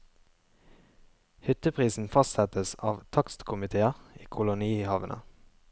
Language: Norwegian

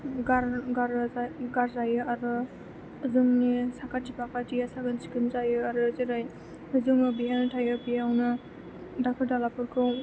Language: Bodo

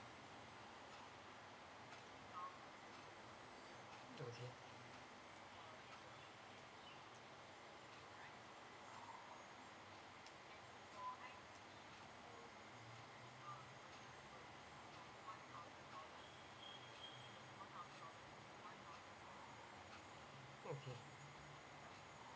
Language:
English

